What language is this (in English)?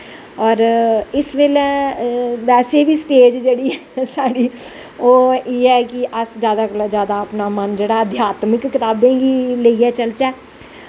Dogri